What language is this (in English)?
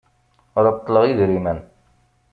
Kabyle